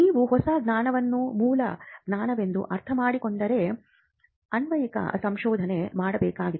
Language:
Kannada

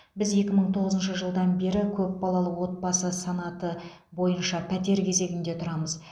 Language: Kazakh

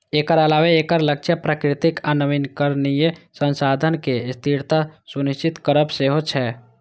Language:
Maithili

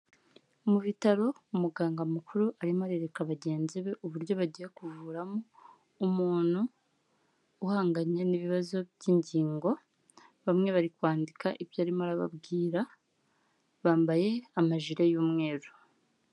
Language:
Kinyarwanda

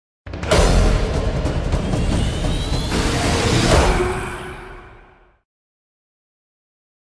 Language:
German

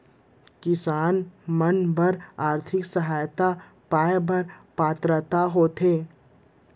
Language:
Chhattisgarhi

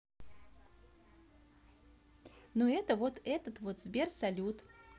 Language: Russian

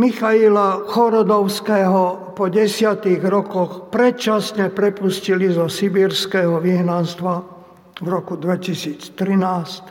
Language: Slovak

